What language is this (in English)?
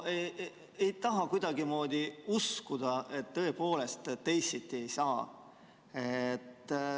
Estonian